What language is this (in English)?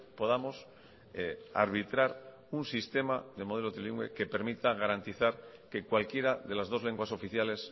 Spanish